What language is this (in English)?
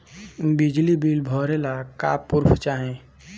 Bhojpuri